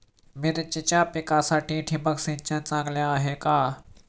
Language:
Marathi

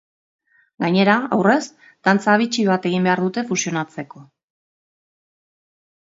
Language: Basque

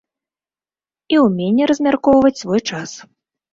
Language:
Belarusian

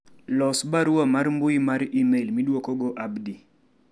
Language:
Luo (Kenya and Tanzania)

